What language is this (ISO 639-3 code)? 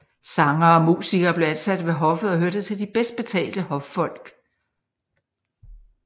dan